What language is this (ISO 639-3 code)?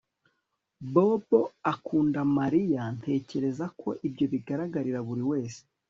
kin